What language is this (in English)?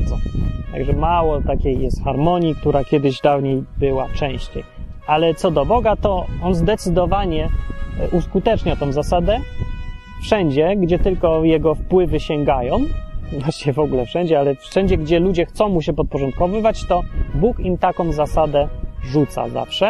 Polish